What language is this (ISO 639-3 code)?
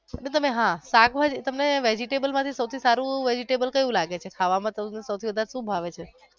guj